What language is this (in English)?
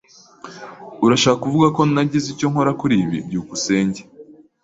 Kinyarwanda